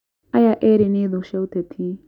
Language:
Kikuyu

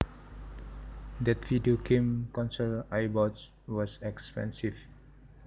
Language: Javanese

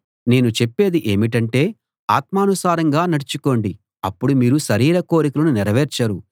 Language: Telugu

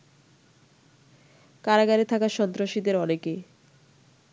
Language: Bangla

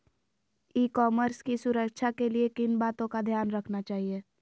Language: Magahi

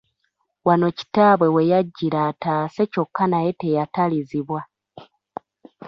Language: Ganda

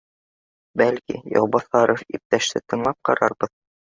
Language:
Bashkir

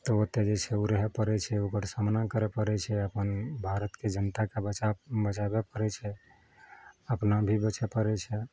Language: Maithili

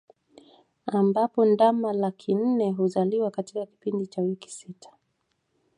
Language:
Swahili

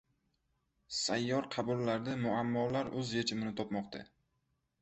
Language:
Uzbek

